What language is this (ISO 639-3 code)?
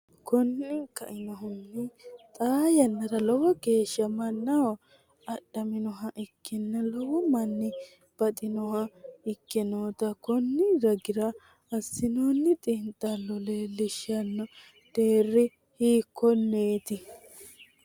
sid